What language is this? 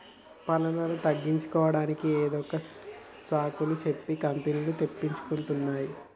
Telugu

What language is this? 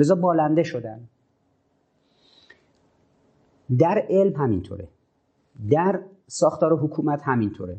Persian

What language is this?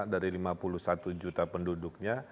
Indonesian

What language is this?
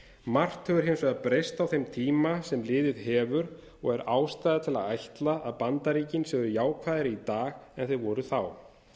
Icelandic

